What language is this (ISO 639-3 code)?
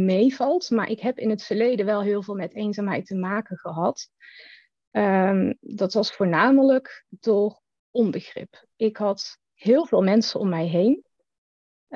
nld